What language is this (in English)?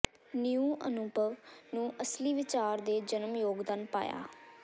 Punjabi